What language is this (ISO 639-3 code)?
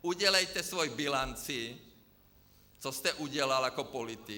ces